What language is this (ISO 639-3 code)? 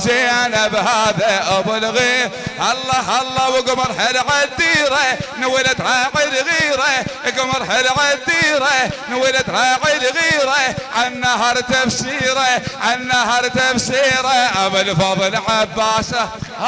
ara